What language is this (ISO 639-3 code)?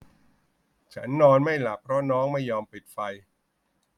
tha